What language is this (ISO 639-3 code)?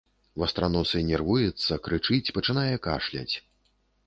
bel